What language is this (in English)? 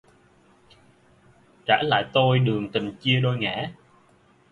Vietnamese